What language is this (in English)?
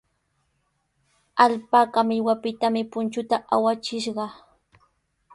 Sihuas Ancash Quechua